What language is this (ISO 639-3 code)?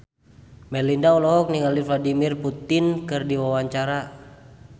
sun